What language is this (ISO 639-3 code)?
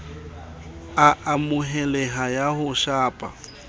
sot